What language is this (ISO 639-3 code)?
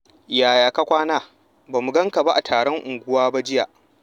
hau